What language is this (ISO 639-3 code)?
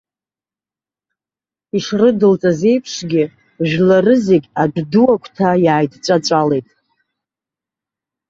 abk